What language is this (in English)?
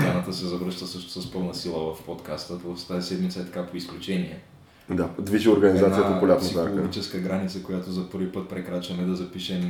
Bulgarian